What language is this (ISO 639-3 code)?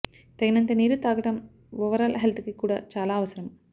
tel